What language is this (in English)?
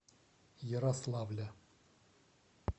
Russian